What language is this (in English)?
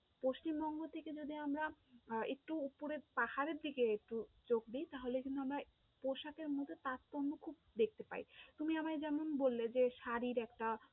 Bangla